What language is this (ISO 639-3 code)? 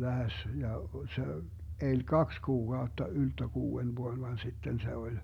fin